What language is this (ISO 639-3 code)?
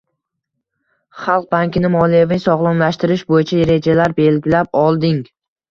uzb